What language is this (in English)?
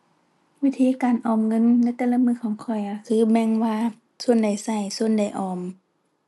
Thai